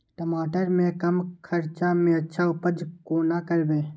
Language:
Maithili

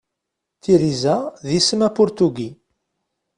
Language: Kabyle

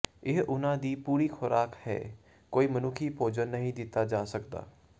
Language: Punjabi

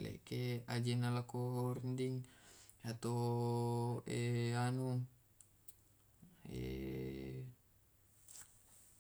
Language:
Tae'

